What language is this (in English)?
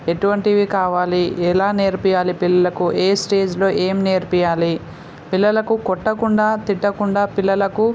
Telugu